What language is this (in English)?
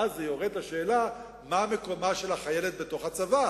Hebrew